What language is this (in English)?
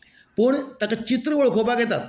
Konkani